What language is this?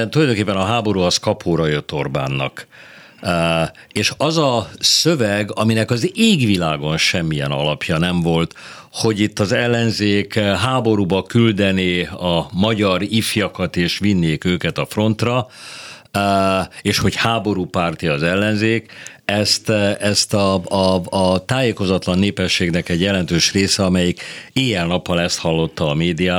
Hungarian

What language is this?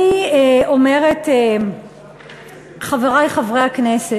Hebrew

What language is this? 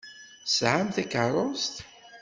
Kabyle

